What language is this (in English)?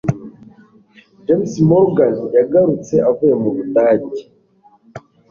Kinyarwanda